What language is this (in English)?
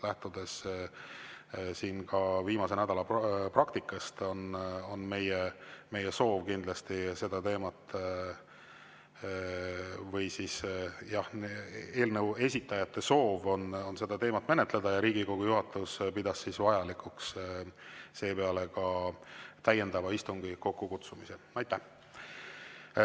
Estonian